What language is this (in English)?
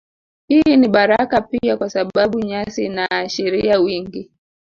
Swahili